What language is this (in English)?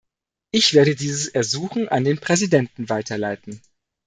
German